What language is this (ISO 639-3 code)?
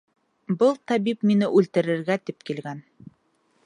bak